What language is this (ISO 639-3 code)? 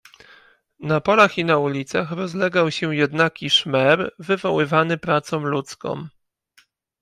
pol